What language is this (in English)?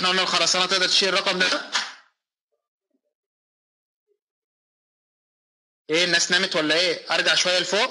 Arabic